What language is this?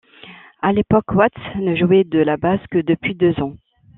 French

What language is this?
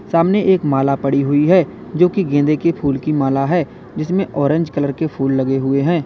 Hindi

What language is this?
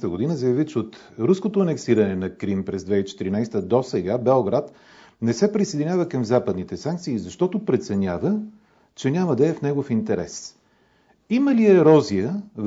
Bulgarian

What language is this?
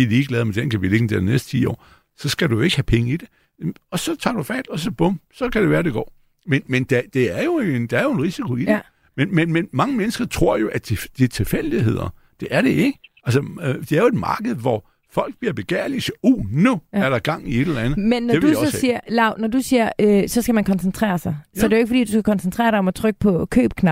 Danish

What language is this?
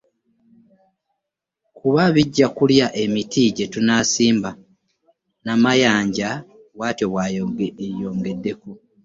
Ganda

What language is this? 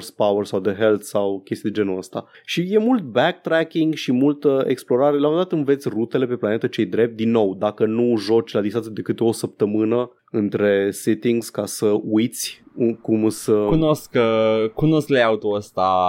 Romanian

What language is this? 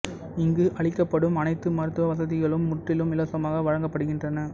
Tamil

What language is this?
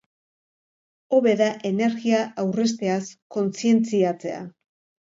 Basque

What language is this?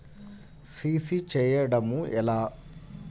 Telugu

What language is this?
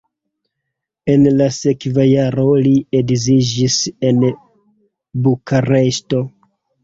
Esperanto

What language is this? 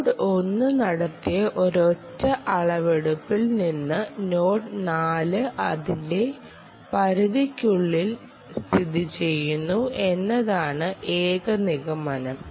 Malayalam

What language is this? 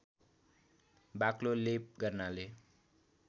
Nepali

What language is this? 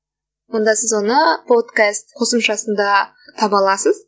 Kazakh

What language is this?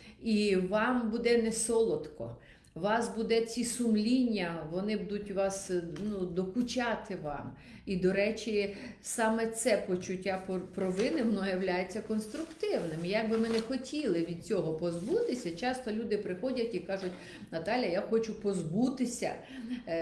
Ukrainian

